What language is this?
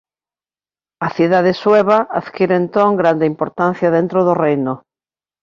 Galician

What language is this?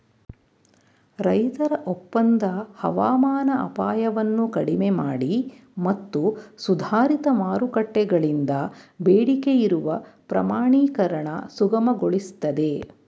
Kannada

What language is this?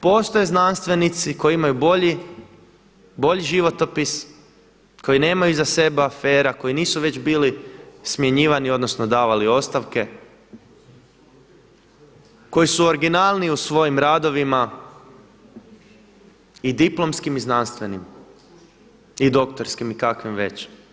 Croatian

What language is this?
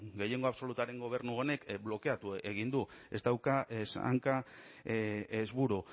Basque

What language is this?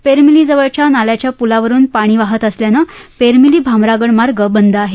Marathi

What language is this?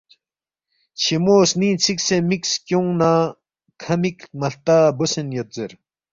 Balti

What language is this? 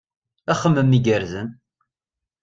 Kabyle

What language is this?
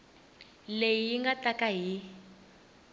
Tsonga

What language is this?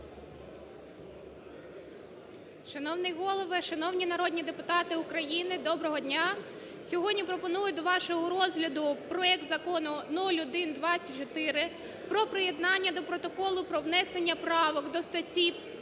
Ukrainian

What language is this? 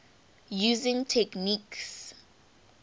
English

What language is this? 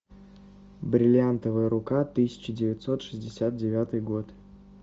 Russian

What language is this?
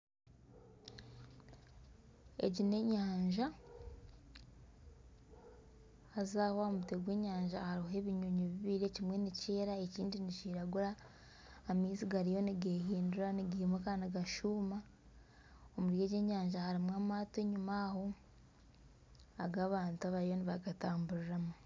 Nyankole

